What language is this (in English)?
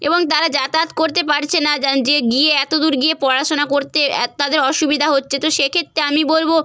Bangla